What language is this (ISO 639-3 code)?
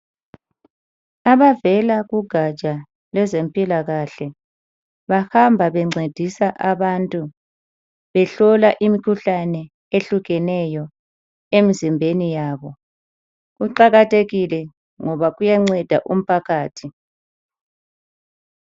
nde